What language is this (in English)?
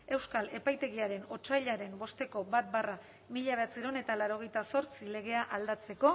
Basque